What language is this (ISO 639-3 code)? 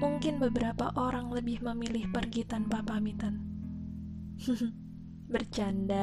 ind